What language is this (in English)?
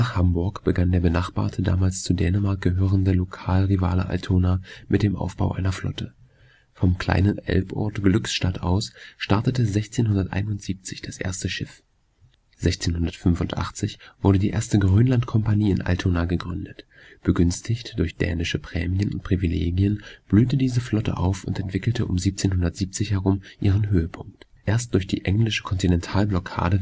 German